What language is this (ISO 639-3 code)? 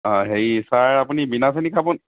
asm